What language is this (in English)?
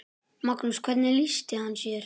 Icelandic